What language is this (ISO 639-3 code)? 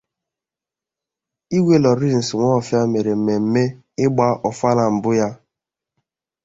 ibo